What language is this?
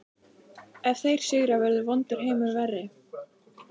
Icelandic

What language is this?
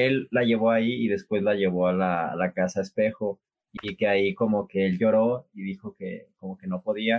Spanish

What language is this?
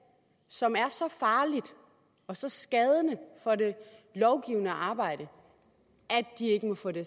Danish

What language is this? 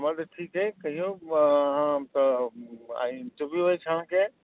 Maithili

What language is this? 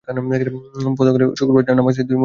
Bangla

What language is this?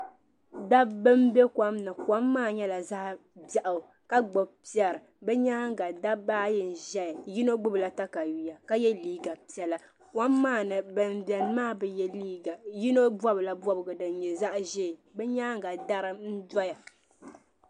Dagbani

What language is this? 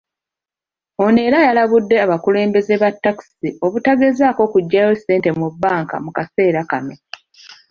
Ganda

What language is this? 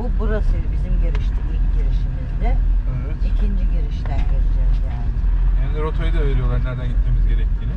Turkish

